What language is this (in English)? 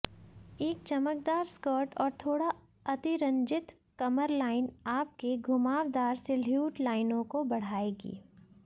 Hindi